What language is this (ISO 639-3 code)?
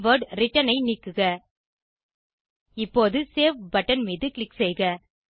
tam